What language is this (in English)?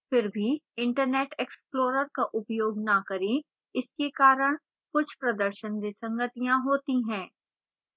Hindi